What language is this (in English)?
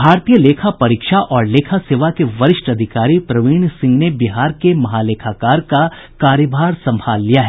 Hindi